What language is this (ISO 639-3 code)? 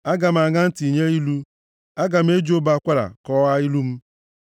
ibo